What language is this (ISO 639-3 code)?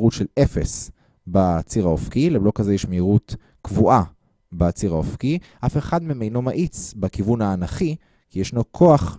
heb